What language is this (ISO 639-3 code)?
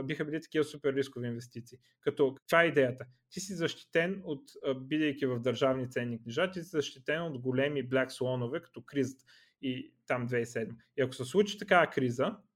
bul